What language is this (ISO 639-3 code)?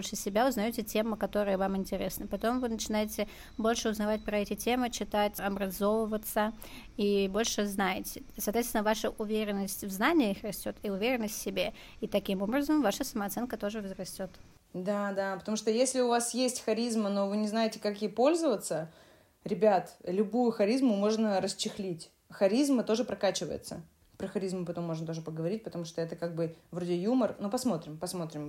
rus